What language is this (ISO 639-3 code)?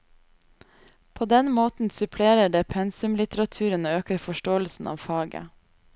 nor